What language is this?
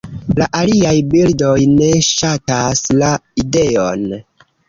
Esperanto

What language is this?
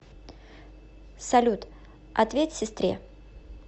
Russian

